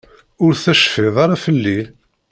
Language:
Kabyle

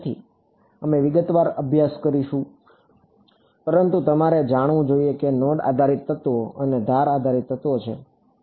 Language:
Gujarati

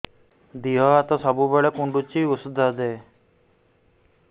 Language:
Odia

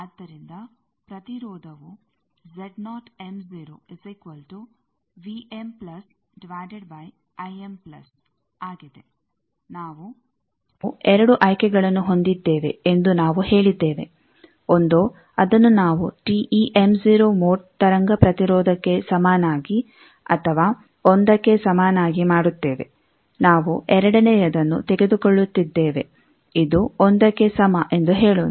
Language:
Kannada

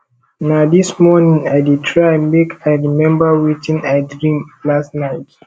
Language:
Nigerian Pidgin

